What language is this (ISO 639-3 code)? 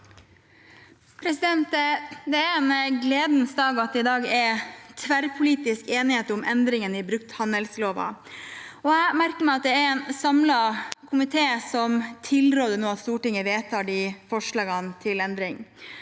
nor